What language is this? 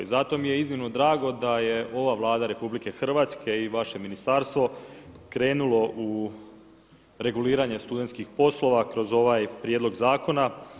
Croatian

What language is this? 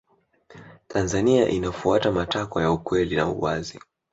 Swahili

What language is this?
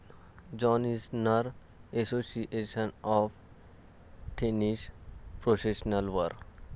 Marathi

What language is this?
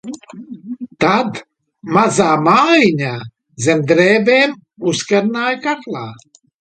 Latvian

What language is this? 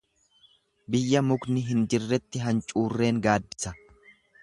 Oromo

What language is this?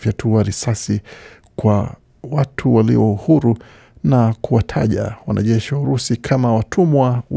Swahili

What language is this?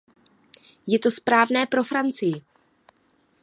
Czech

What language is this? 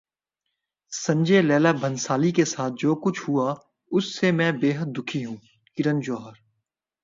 Urdu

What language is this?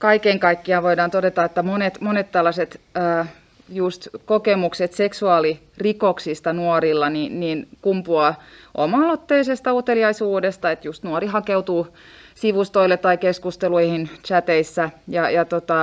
Finnish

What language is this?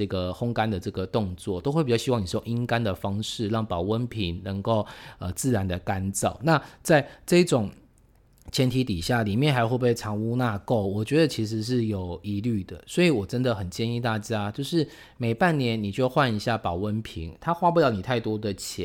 Chinese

